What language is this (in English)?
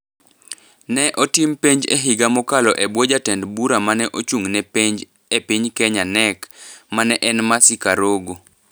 Luo (Kenya and Tanzania)